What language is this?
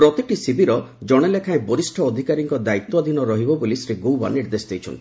Odia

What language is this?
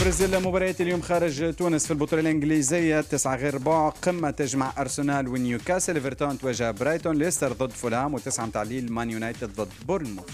Arabic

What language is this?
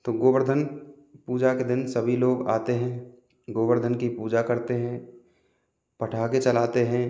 Hindi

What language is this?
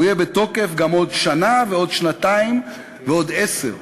Hebrew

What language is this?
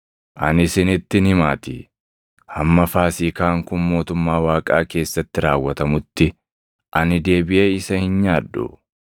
Oromo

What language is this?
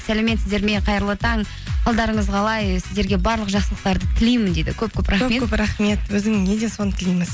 Kazakh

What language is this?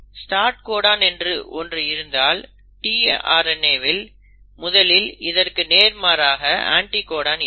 Tamil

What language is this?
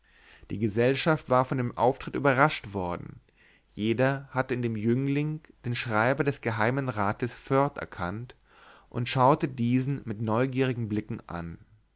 German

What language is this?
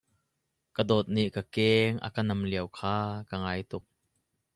Hakha Chin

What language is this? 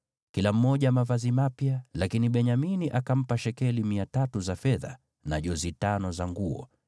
Swahili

